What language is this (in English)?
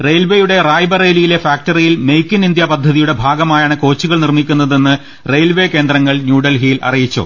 Malayalam